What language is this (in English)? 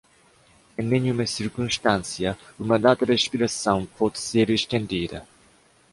Portuguese